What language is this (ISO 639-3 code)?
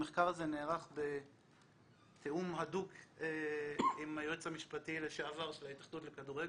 heb